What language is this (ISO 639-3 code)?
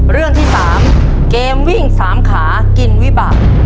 tha